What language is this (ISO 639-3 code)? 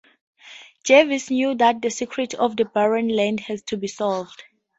eng